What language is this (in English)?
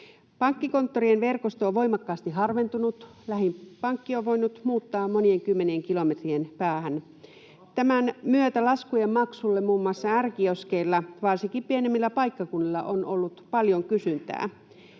Finnish